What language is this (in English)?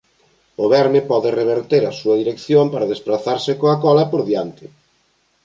Galician